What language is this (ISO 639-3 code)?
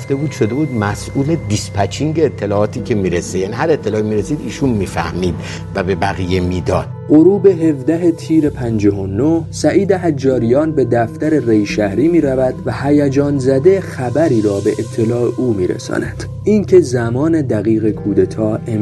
fas